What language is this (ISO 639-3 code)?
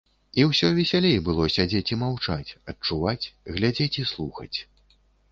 bel